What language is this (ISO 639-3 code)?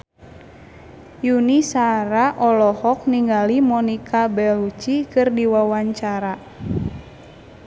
sun